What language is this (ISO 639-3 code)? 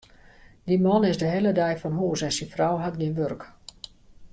fry